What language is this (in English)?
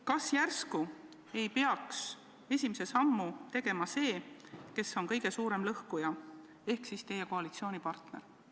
Estonian